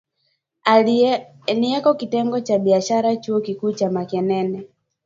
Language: Swahili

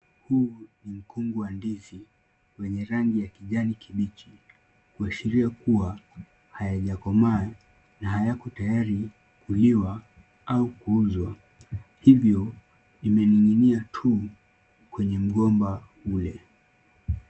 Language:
Swahili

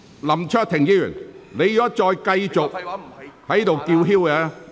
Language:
Cantonese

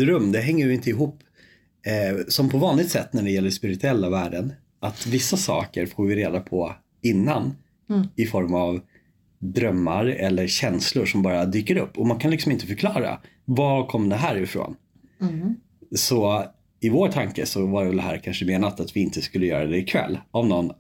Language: Swedish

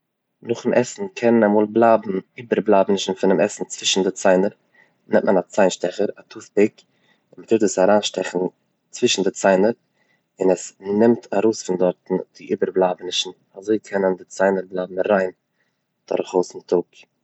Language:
Yiddish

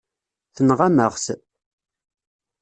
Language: Kabyle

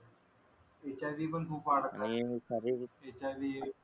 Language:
Marathi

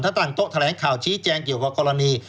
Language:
Thai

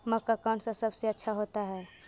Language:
Magahi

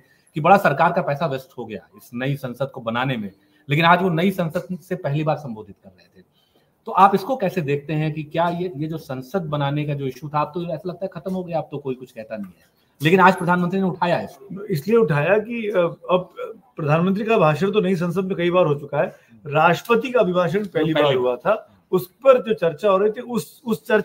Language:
Hindi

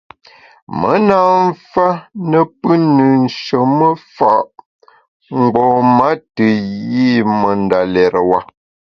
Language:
Bamun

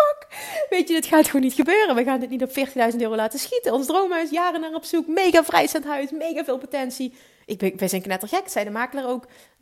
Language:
Dutch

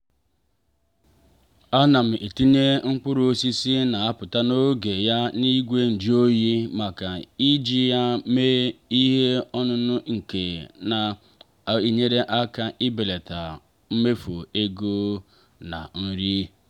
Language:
Igbo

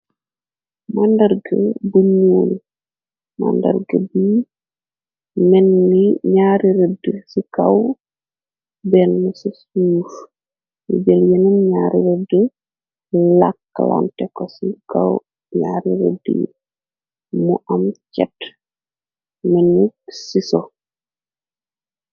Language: Wolof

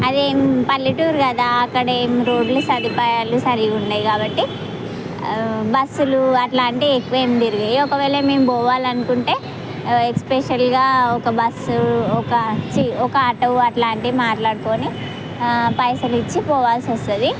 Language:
Telugu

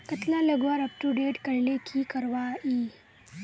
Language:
Magahi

